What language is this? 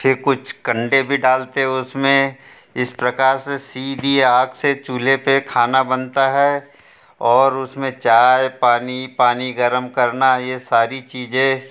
Hindi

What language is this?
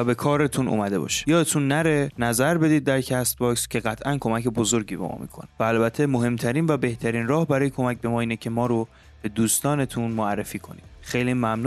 Persian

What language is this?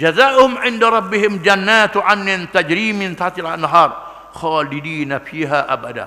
Malay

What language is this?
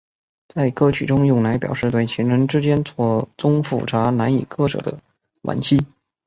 Chinese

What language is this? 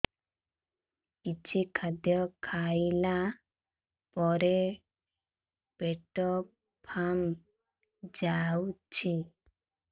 Odia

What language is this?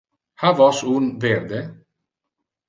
Interlingua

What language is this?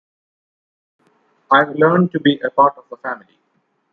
English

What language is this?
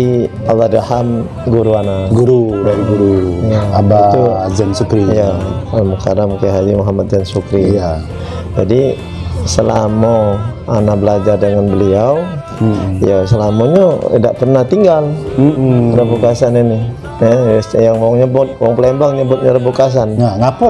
Indonesian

